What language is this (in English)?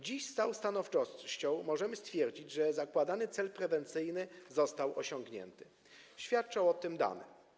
Polish